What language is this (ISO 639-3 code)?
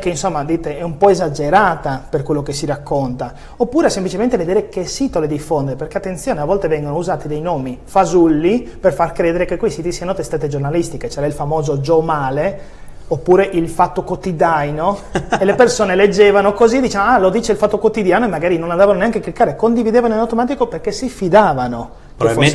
ita